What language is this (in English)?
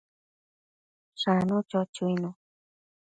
Matsés